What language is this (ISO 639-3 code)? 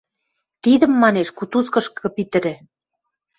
mrj